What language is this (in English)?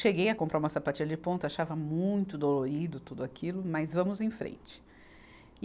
Portuguese